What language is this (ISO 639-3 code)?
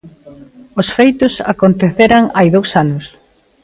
glg